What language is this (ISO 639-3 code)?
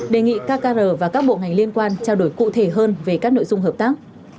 vie